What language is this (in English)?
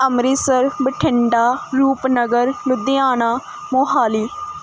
Punjabi